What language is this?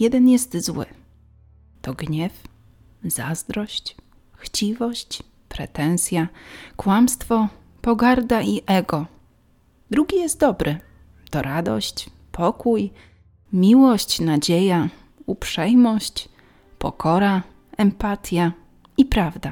Polish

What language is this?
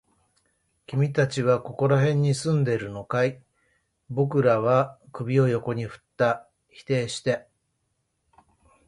Japanese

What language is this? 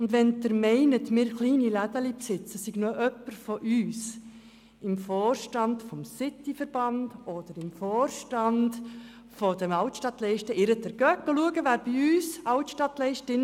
Swiss German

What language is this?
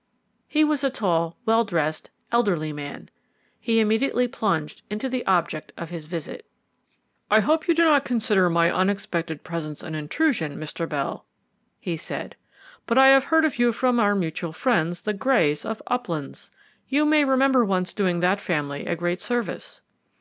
English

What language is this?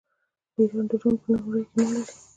Pashto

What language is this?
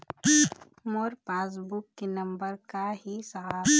Chhattisgarhi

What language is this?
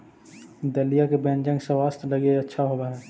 Magahi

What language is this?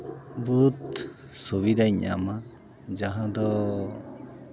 Santali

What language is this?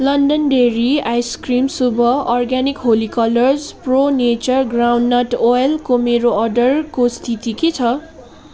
Nepali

